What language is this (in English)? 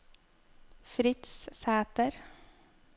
Norwegian